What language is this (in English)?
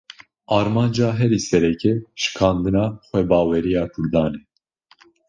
Kurdish